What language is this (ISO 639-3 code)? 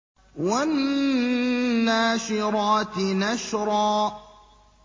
ara